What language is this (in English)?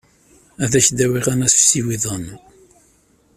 Kabyle